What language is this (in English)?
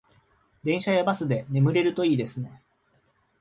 Japanese